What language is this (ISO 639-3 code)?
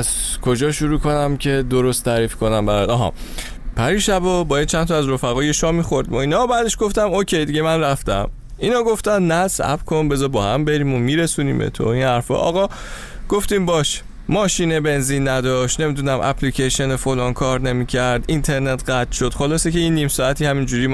fas